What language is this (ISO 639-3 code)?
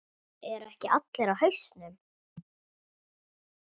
isl